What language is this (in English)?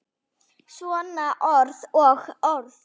Icelandic